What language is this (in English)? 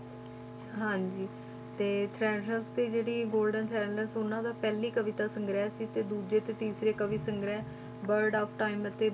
Punjabi